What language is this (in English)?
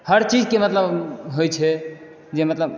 Maithili